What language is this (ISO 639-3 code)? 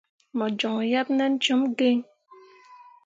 mua